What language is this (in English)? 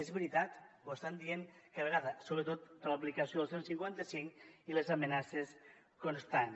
Catalan